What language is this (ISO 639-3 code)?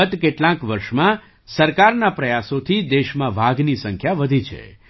guj